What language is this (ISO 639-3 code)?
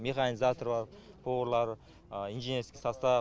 kaz